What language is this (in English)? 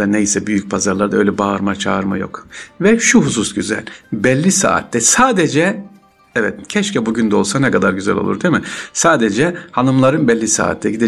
Turkish